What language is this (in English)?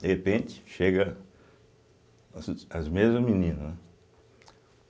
Portuguese